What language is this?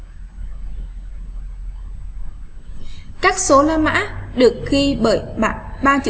Vietnamese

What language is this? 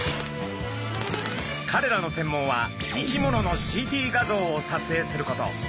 Japanese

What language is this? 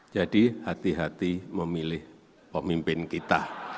Indonesian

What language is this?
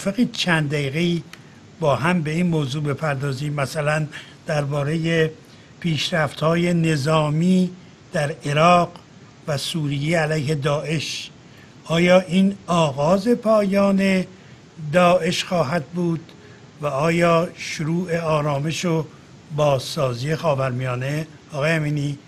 Persian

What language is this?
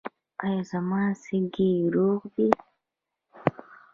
Pashto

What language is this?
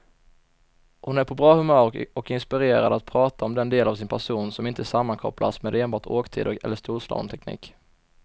Swedish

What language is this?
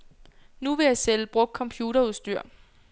Danish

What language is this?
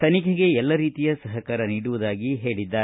Kannada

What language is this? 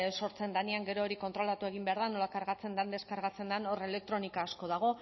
Basque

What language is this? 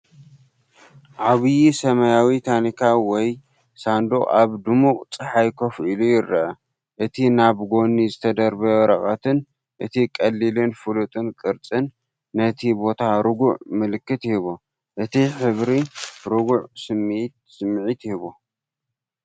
Tigrinya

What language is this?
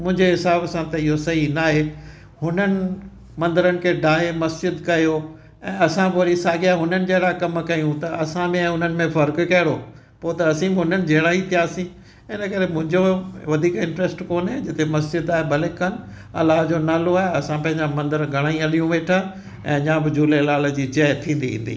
Sindhi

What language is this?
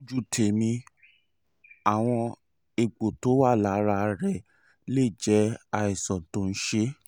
Yoruba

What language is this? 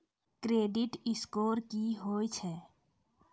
Maithili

